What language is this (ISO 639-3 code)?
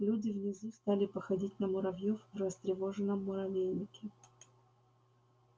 rus